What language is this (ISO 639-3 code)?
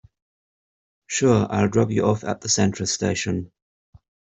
eng